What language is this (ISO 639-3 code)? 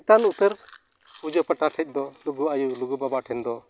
sat